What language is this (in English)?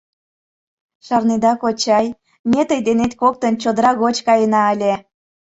Mari